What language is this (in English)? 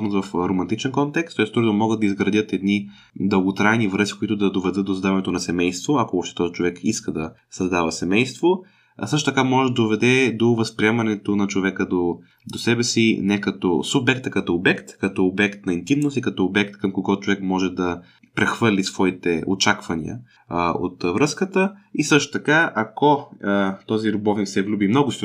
Bulgarian